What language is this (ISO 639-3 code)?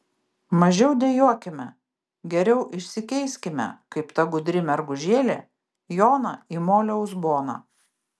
lit